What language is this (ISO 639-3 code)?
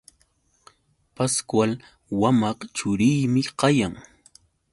qux